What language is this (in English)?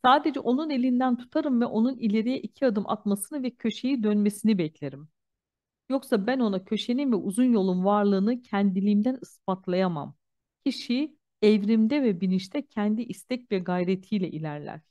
Turkish